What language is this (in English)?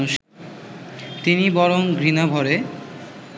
Bangla